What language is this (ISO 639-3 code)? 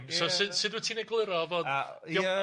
cym